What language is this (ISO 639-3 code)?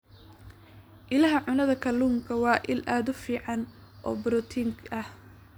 som